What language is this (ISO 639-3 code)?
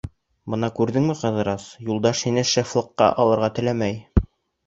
bak